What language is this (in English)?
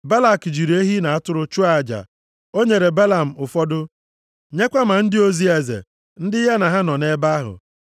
Igbo